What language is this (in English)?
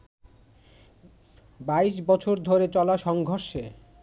Bangla